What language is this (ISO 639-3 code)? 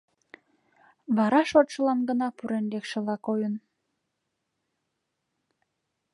chm